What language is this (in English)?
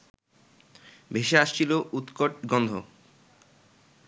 Bangla